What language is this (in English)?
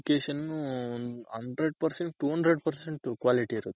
Kannada